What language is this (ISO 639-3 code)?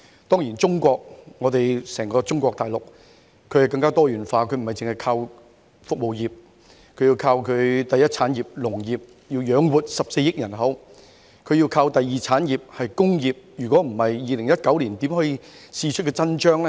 yue